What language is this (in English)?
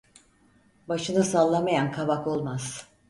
Turkish